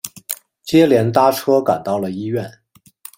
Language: Chinese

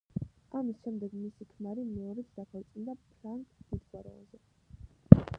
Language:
Georgian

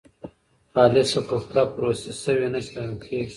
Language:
Pashto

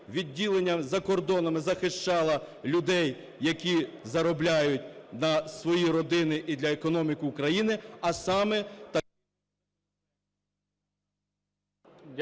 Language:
Ukrainian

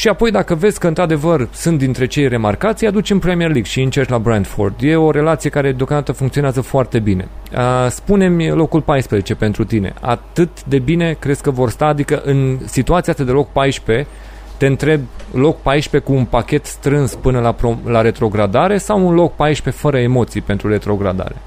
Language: Romanian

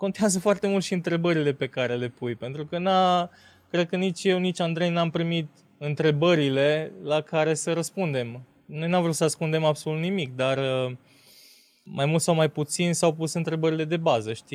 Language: Romanian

